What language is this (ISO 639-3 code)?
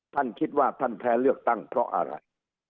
tha